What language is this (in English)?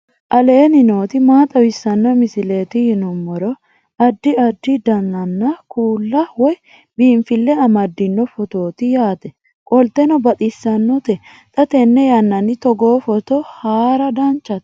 Sidamo